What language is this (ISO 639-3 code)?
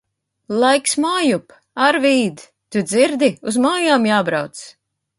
lav